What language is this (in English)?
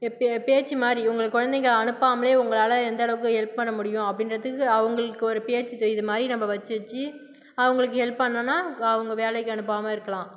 Tamil